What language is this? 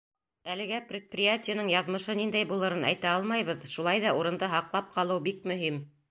Bashkir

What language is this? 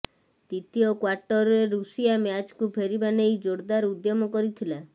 Odia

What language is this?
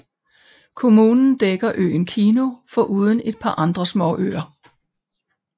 Danish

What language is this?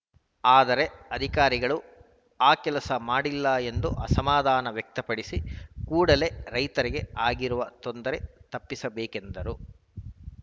Kannada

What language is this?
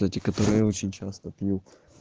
Russian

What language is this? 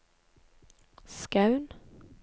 Norwegian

